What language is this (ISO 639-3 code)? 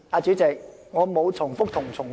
yue